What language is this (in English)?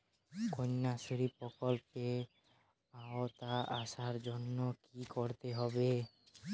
Bangla